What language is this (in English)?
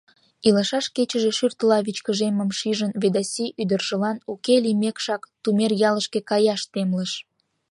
Mari